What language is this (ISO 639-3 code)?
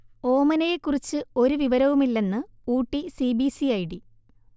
mal